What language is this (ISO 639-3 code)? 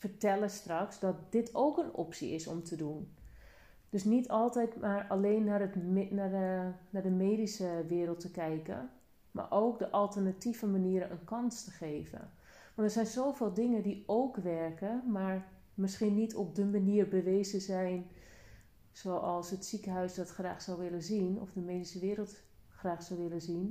nld